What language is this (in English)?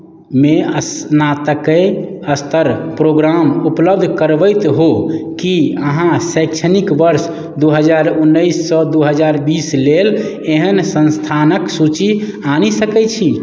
Maithili